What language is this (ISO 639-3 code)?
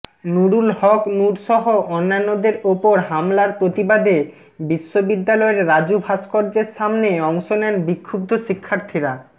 ben